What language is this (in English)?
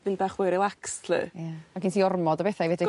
Welsh